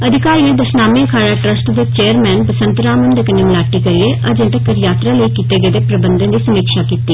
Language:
Dogri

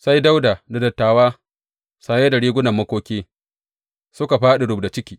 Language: Hausa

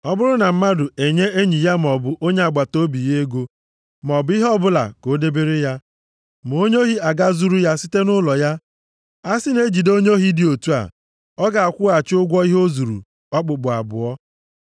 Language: Igbo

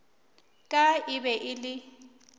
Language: Northern Sotho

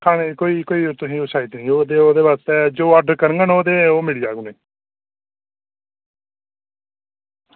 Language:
Dogri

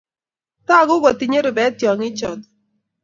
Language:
Kalenjin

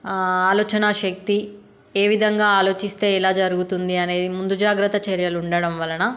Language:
Telugu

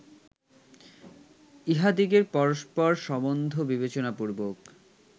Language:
Bangla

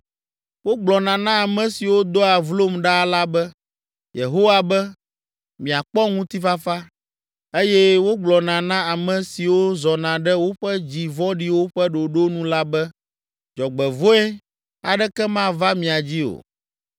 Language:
Ewe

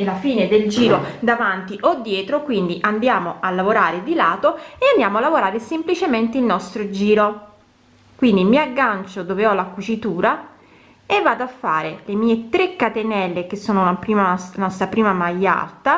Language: Italian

